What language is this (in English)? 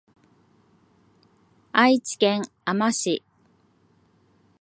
Japanese